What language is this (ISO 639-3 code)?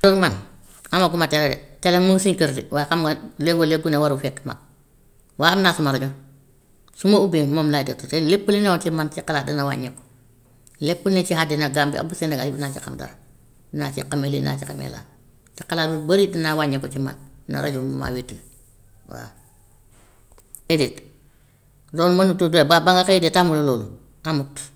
wof